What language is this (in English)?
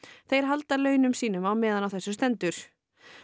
Icelandic